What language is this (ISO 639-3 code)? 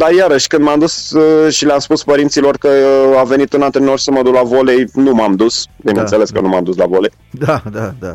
ron